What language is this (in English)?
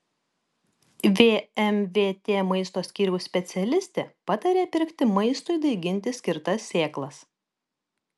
Lithuanian